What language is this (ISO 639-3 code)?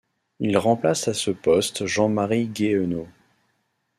fra